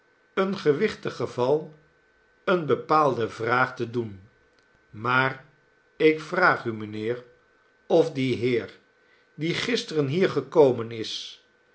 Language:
Dutch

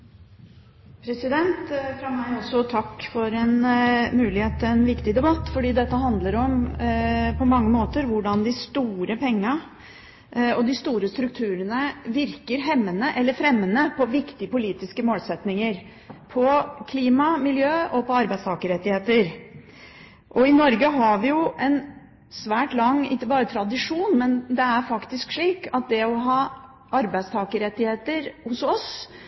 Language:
Norwegian Bokmål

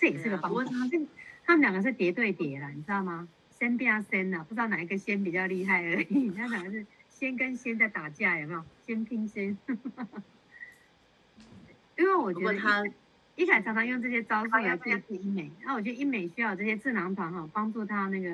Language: Chinese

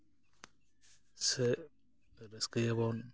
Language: Santali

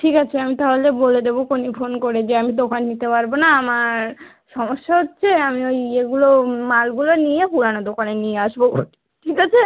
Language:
Bangla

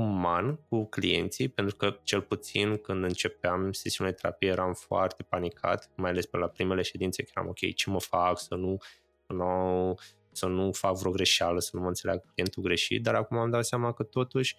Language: Romanian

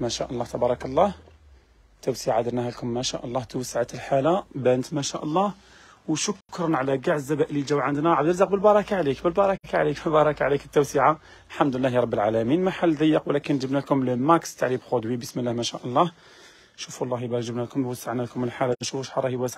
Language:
Arabic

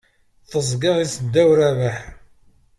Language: Kabyle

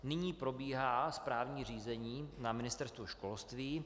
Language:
Czech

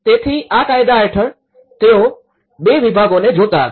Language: Gujarati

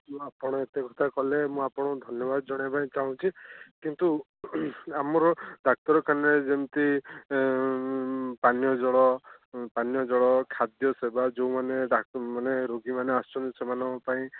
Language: Odia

